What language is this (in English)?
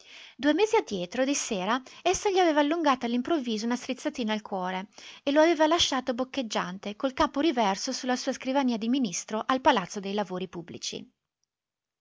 Italian